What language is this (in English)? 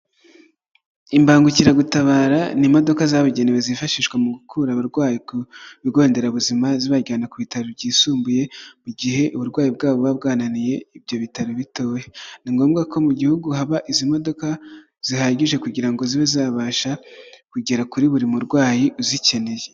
Kinyarwanda